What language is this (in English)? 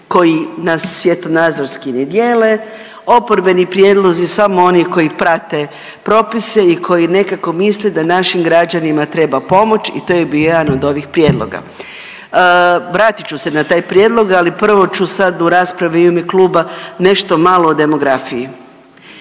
Croatian